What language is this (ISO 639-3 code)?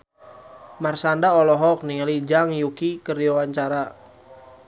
sun